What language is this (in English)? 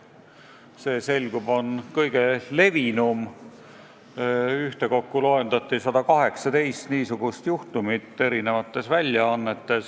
Estonian